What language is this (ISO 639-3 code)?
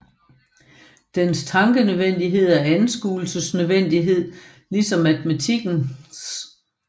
dan